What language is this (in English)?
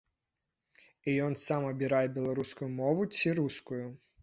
Belarusian